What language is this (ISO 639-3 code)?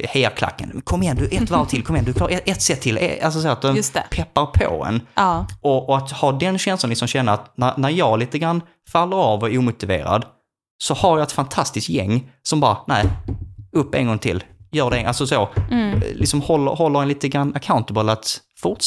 swe